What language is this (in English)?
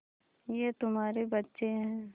Hindi